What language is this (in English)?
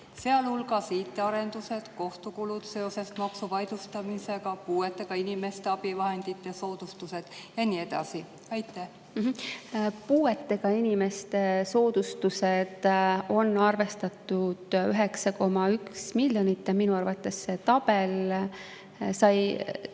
Estonian